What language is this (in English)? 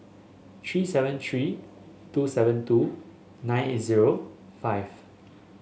English